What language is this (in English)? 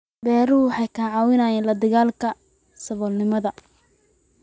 Somali